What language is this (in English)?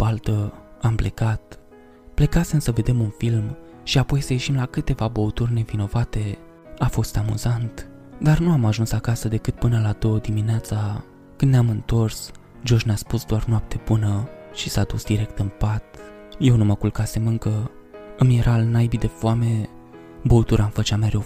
Romanian